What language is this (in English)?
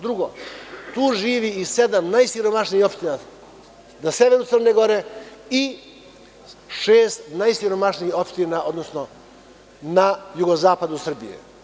Serbian